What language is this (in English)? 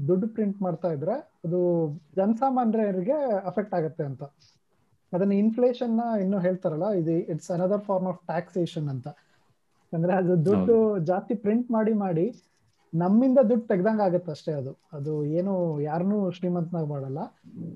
Kannada